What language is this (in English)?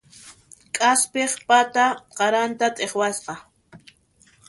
Puno Quechua